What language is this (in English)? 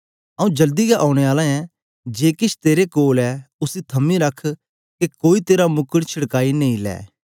Dogri